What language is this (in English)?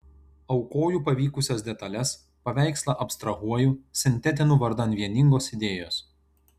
Lithuanian